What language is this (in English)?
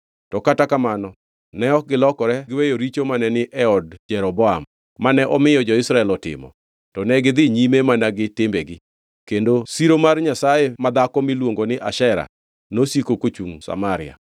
Luo (Kenya and Tanzania)